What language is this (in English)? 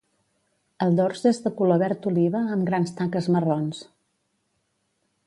Catalan